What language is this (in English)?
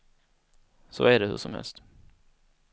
Swedish